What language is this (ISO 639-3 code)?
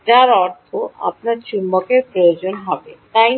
ben